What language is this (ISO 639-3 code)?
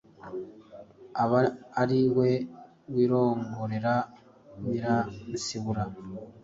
kin